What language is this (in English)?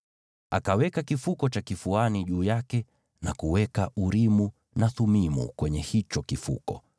Swahili